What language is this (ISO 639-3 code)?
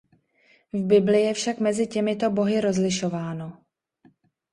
ces